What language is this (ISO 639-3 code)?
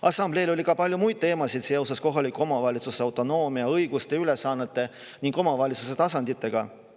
est